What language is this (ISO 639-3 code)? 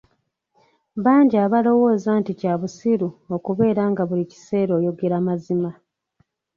lug